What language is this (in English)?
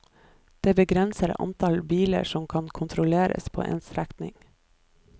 Norwegian